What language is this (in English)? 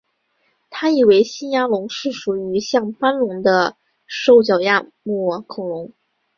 Chinese